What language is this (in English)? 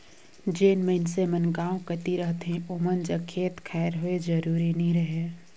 Chhattisgarhi